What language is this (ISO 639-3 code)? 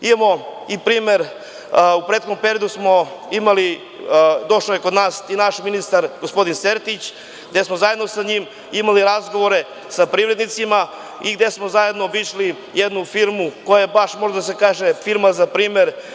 srp